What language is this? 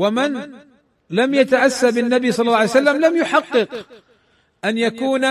Arabic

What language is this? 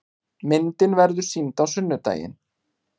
Icelandic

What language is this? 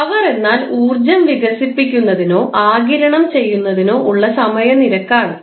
Malayalam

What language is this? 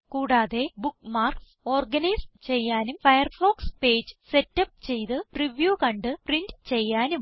Malayalam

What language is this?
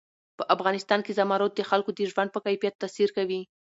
Pashto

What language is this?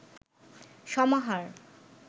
Bangla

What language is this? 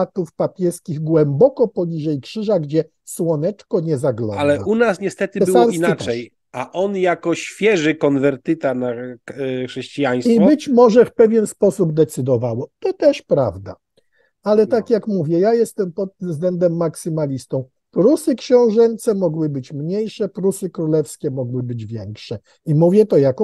Polish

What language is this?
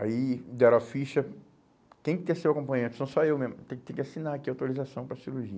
Portuguese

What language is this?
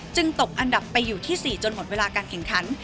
Thai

